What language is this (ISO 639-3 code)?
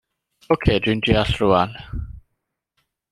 cym